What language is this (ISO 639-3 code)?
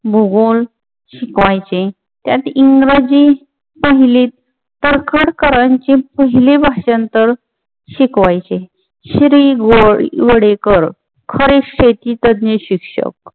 mar